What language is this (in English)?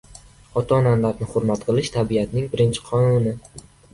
Uzbek